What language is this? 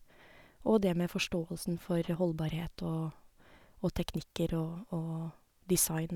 Norwegian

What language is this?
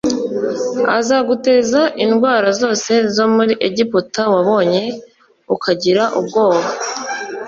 Kinyarwanda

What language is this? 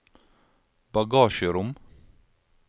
Norwegian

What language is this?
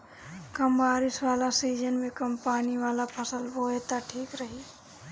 Bhojpuri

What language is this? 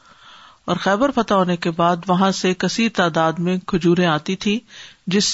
Urdu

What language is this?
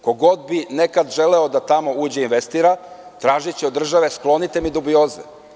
Serbian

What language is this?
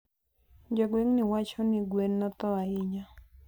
Luo (Kenya and Tanzania)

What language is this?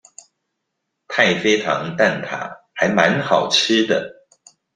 Chinese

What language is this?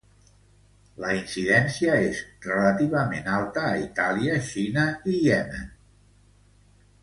Catalan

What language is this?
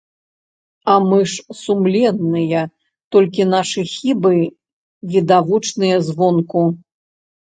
Belarusian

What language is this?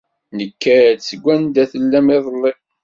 Kabyle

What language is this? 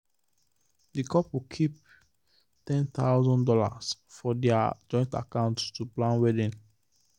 Nigerian Pidgin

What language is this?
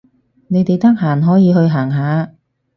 Cantonese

